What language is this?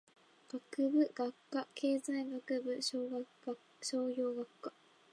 Japanese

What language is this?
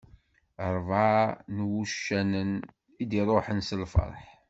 Kabyle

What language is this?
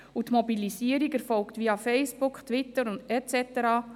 Swiss German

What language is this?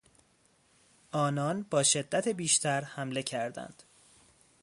Persian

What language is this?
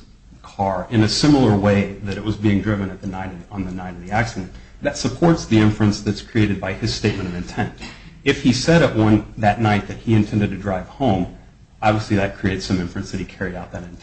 English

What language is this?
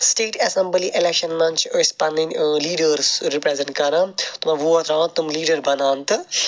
Kashmiri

